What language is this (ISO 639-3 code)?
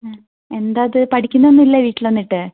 mal